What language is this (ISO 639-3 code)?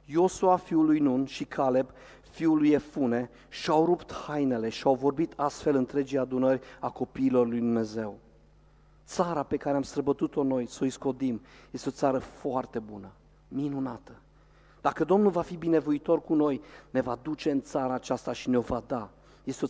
ron